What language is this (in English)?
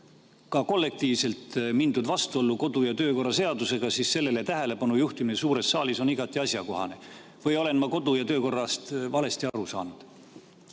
Estonian